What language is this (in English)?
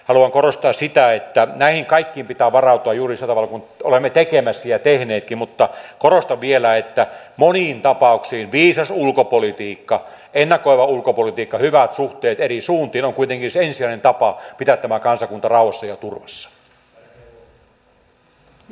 Finnish